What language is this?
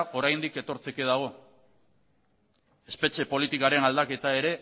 Basque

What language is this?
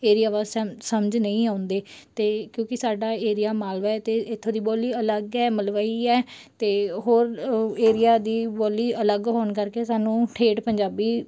Punjabi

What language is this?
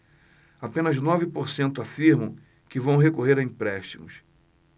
Portuguese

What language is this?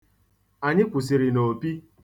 Igbo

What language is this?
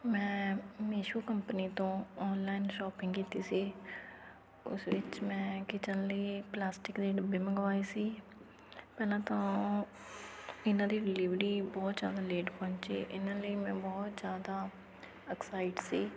Punjabi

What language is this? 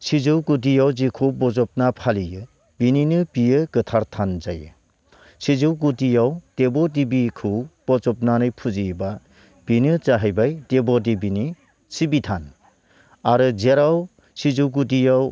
Bodo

